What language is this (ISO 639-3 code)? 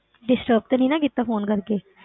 pan